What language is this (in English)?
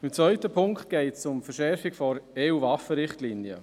Swiss German